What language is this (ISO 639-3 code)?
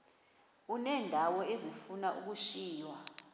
xho